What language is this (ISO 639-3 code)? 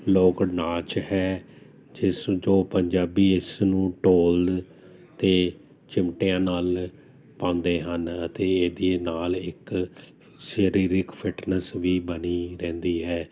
pan